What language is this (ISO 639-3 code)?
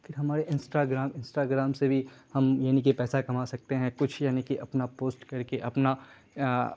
urd